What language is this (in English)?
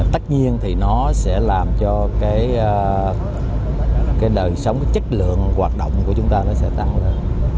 Vietnamese